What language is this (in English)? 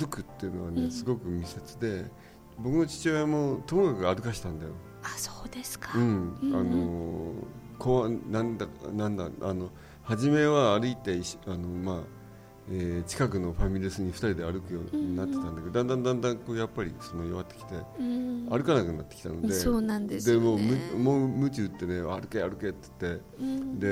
Japanese